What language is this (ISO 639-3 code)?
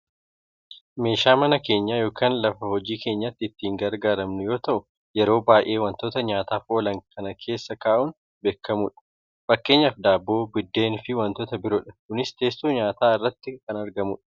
orm